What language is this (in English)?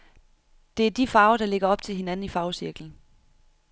Danish